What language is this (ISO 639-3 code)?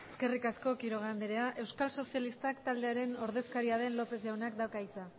eus